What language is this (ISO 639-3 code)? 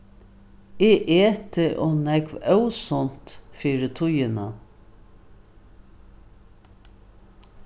fao